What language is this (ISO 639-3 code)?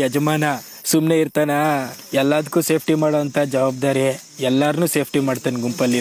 ron